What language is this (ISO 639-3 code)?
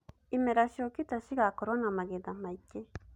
kik